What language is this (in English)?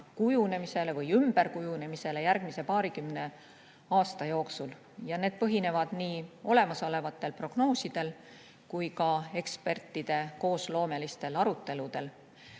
Estonian